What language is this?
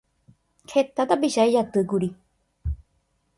Guarani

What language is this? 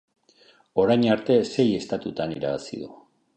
Basque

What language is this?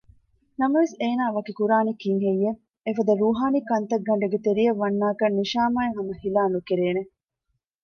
Divehi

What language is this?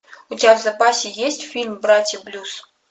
Russian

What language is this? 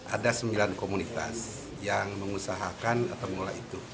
Indonesian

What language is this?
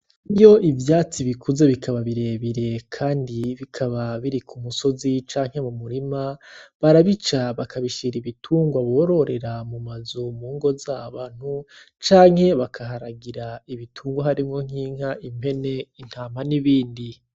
Rundi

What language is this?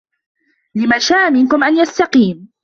Arabic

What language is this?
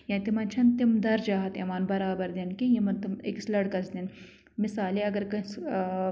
Kashmiri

